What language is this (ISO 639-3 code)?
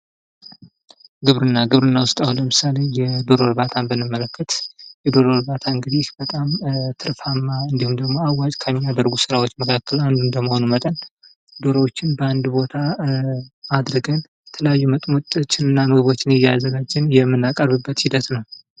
amh